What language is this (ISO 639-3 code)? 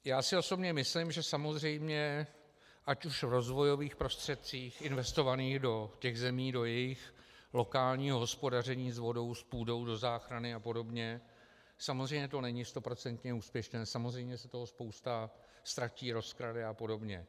ces